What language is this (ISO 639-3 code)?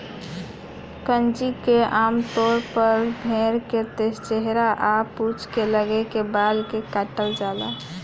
bho